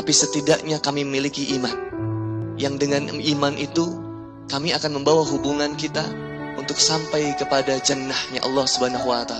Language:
Indonesian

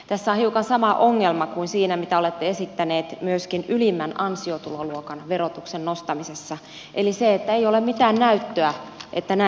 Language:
Finnish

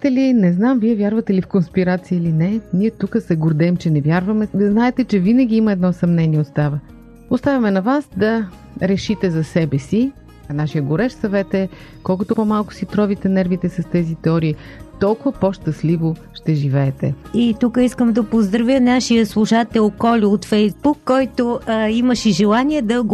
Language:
Bulgarian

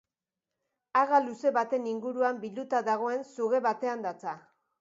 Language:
Basque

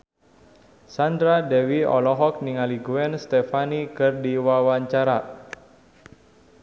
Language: Sundanese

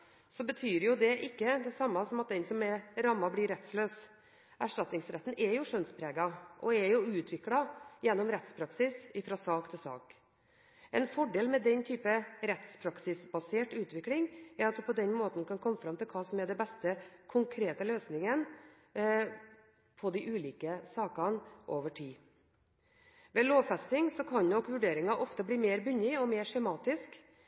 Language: Norwegian Bokmål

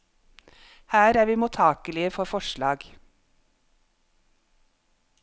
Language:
Norwegian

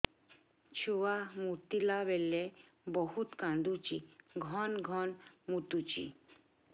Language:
Odia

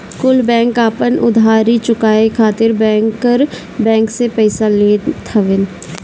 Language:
Bhojpuri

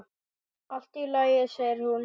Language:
Icelandic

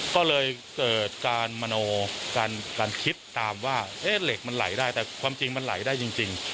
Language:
Thai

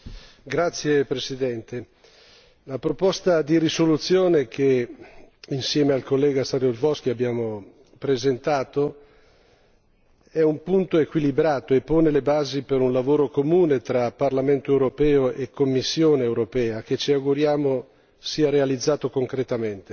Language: Italian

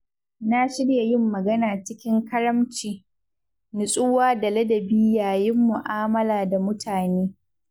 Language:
Hausa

